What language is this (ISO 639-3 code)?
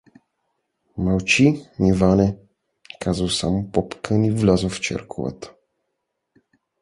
bul